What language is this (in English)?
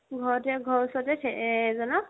Assamese